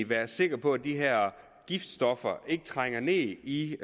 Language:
Danish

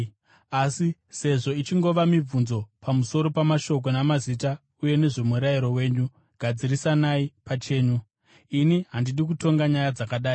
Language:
Shona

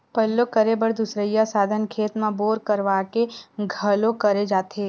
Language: Chhattisgarhi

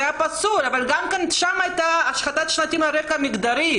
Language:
Hebrew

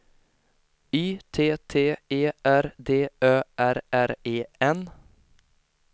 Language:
Swedish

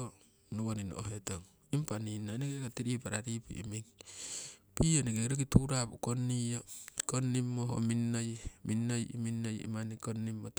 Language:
Siwai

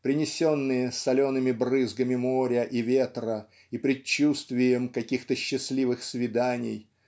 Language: Russian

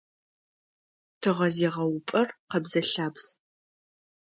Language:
Adyghe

